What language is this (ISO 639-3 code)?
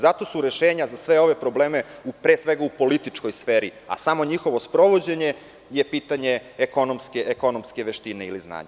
srp